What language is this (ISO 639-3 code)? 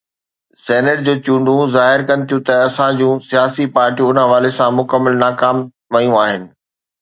snd